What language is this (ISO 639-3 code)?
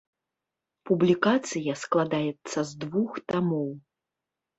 bel